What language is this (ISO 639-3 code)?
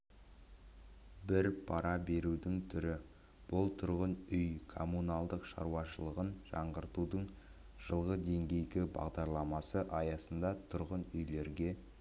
kaz